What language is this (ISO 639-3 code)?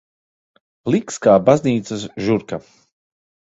lav